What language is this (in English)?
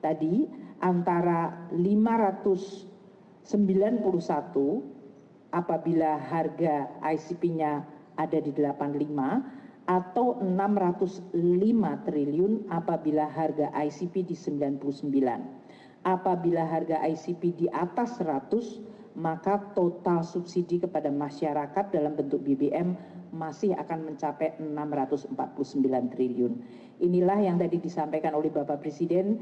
Indonesian